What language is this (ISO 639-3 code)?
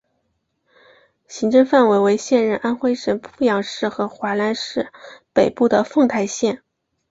zho